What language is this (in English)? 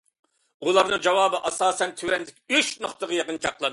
Uyghur